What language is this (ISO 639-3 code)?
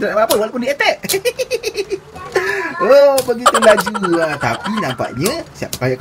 msa